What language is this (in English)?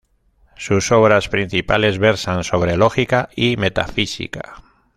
Spanish